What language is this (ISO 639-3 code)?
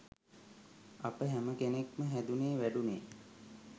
sin